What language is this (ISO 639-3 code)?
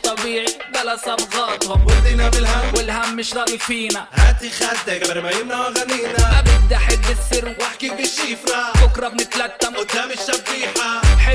heb